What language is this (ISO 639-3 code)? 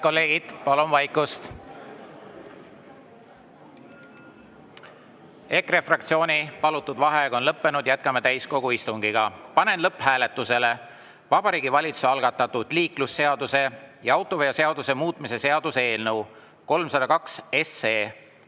est